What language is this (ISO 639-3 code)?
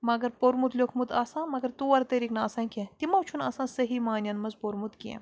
kas